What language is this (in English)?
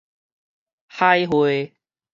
Min Nan Chinese